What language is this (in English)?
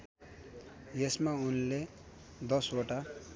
Nepali